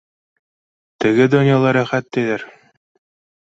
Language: Bashkir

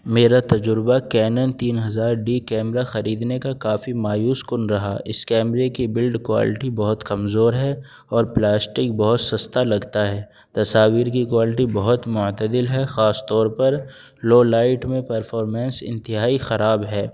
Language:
Urdu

